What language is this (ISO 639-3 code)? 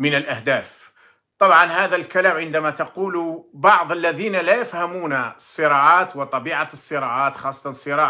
ara